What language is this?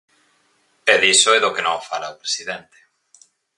Galician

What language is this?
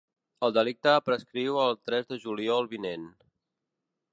Catalan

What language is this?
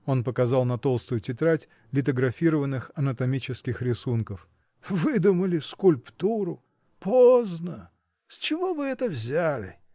Russian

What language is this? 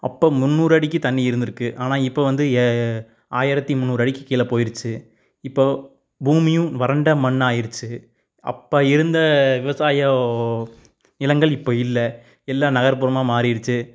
Tamil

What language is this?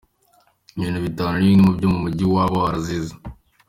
Kinyarwanda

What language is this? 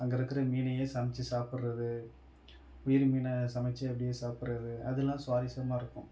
Tamil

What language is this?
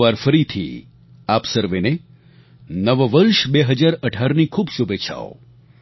Gujarati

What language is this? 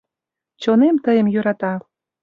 Mari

